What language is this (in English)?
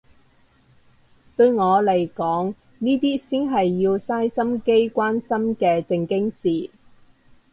Cantonese